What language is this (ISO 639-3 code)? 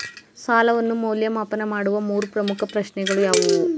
kan